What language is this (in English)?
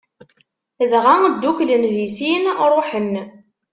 Kabyle